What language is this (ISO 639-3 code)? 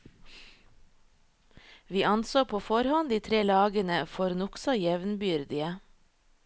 nor